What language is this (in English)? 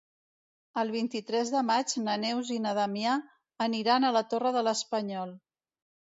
Catalan